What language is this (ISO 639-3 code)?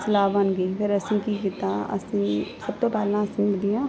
pan